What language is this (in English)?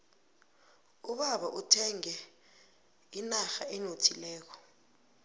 South Ndebele